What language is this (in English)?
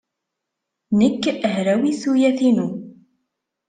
Kabyle